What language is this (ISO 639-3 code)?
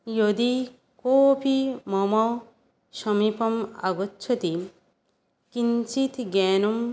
san